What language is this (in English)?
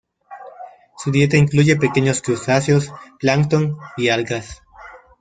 Spanish